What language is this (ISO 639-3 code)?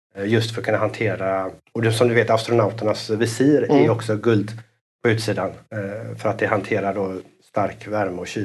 swe